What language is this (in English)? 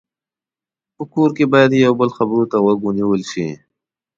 Pashto